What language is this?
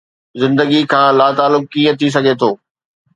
Sindhi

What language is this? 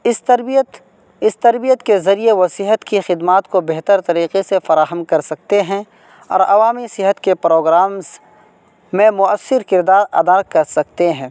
Urdu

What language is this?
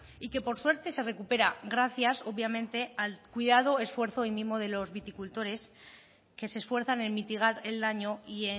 Spanish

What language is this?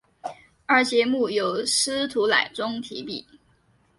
Chinese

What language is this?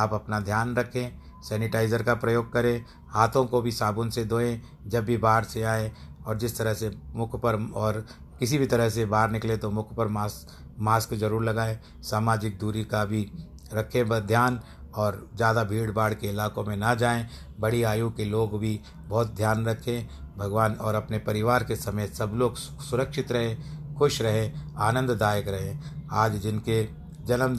Hindi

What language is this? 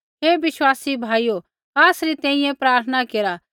Kullu Pahari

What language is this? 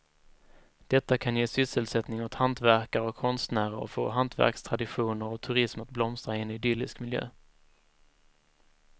Swedish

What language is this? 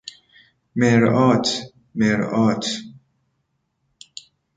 Persian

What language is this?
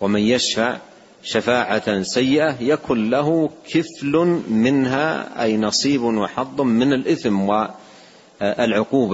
Arabic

